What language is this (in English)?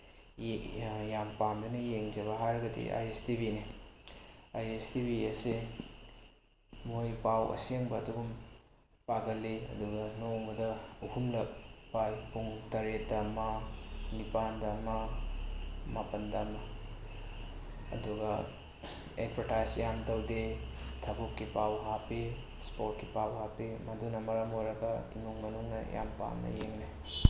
Manipuri